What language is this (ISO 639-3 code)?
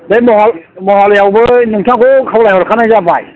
brx